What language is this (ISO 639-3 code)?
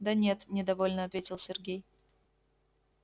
rus